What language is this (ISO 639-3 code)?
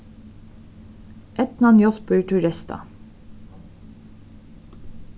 fao